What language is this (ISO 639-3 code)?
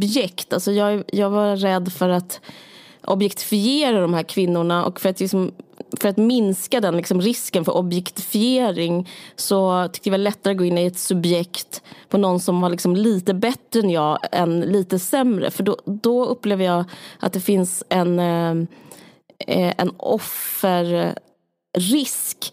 swe